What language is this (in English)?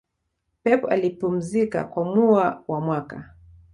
Swahili